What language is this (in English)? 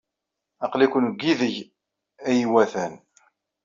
Kabyle